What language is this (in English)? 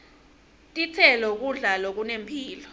Swati